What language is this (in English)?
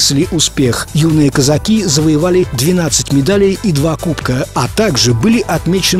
Russian